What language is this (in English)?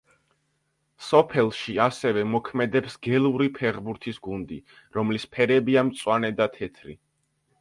Georgian